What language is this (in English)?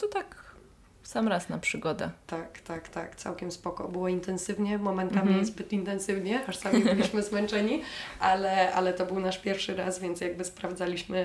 Polish